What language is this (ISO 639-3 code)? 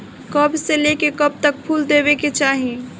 bho